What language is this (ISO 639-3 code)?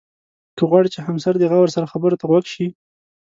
pus